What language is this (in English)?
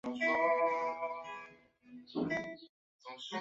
Chinese